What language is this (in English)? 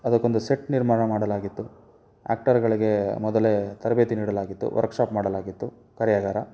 Kannada